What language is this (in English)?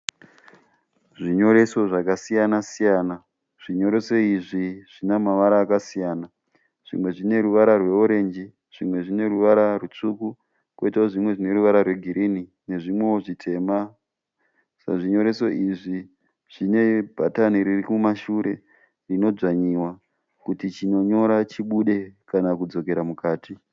Shona